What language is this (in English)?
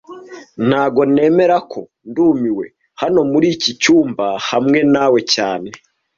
Kinyarwanda